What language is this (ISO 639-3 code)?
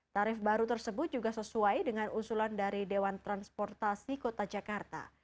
ind